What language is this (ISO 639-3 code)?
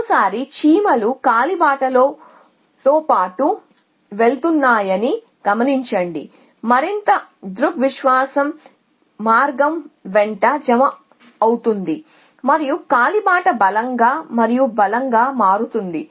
tel